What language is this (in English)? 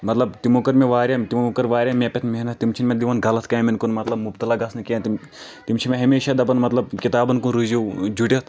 Kashmiri